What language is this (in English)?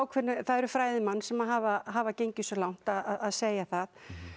Icelandic